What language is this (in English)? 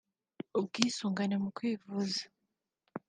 Kinyarwanda